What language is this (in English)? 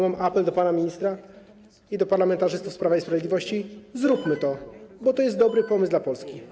Polish